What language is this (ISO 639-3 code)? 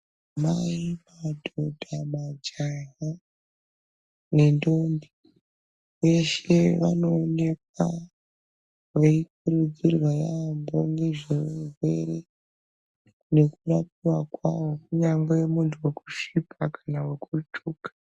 ndc